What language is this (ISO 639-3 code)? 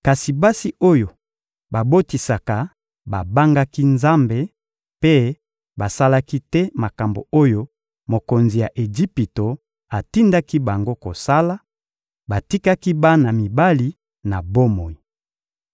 lin